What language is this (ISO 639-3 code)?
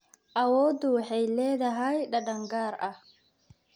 som